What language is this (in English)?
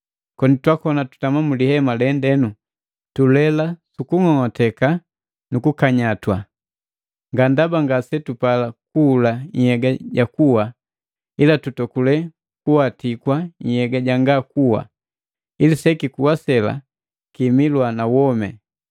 Matengo